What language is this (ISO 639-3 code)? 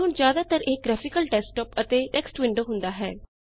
pan